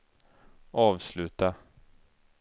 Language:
Swedish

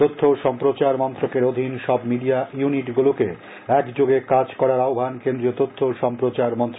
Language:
Bangla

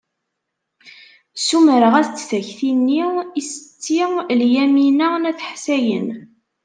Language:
Kabyle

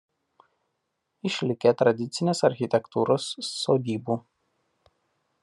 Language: Lithuanian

